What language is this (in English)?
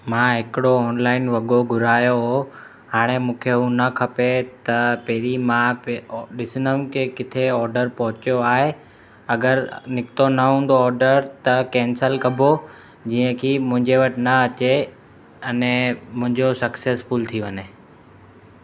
Sindhi